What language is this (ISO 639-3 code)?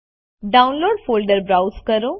guj